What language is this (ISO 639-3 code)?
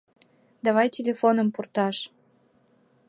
chm